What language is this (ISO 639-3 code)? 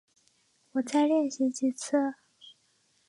zho